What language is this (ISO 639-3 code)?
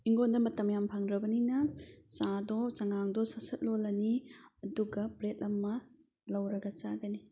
mni